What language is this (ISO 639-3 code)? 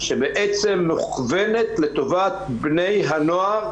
heb